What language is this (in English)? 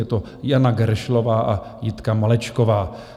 Czech